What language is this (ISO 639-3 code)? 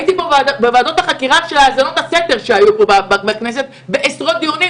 heb